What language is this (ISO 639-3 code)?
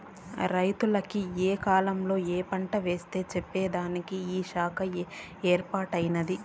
tel